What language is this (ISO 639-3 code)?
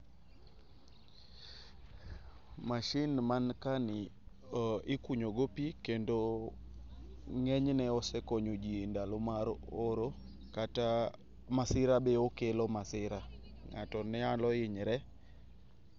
luo